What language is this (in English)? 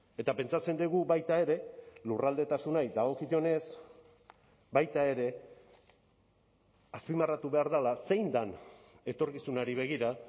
Basque